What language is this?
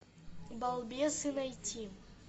Russian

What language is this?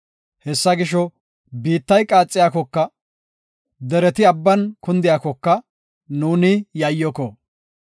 Gofa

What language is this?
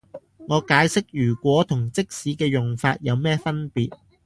Cantonese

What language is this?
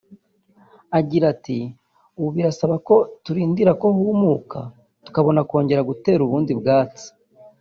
Kinyarwanda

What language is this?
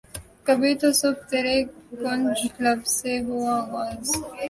Urdu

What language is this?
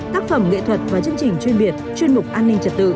Vietnamese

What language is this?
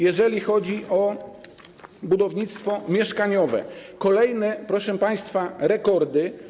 Polish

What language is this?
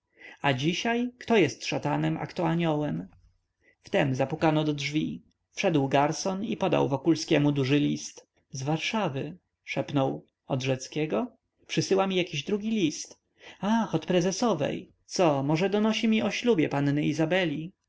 Polish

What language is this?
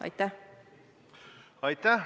Estonian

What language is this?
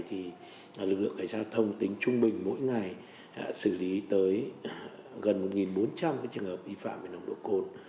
Vietnamese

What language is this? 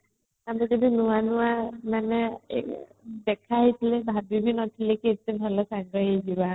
Odia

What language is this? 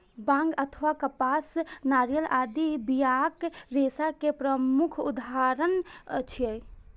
Maithili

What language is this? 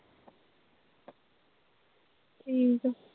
Punjabi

